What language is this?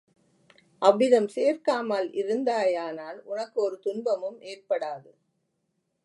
Tamil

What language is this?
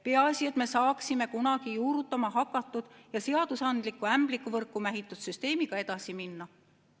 Estonian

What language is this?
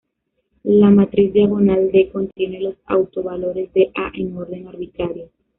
Spanish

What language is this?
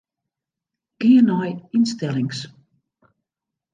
Western Frisian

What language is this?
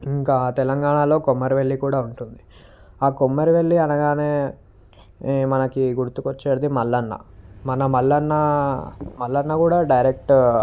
Telugu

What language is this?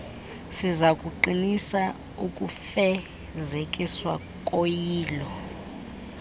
Xhosa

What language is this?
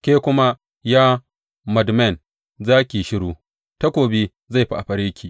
Hausa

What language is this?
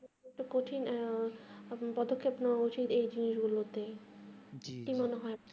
Bangla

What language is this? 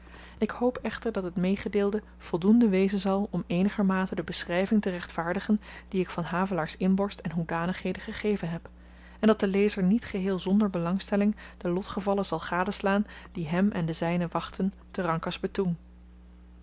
Dutch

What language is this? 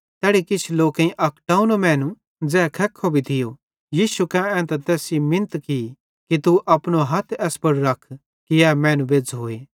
Bhadrawahi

